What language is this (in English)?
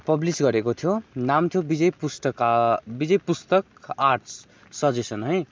Nepali